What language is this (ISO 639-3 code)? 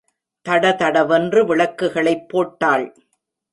tam